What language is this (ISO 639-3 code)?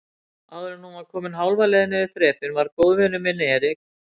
isl